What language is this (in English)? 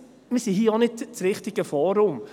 Swiss German